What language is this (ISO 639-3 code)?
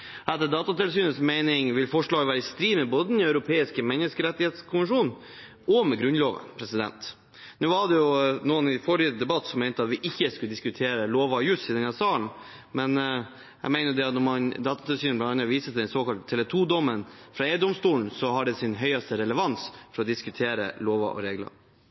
nob